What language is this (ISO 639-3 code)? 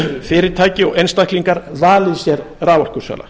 isl